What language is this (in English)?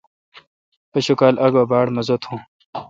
Kalkoti